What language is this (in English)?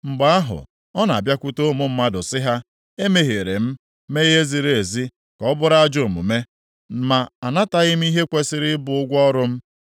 Igbo